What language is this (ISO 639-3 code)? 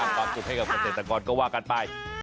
tha